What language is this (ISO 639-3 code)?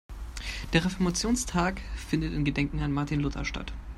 deu